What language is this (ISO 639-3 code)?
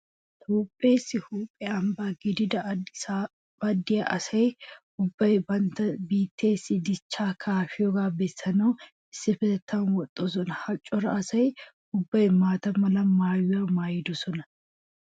wal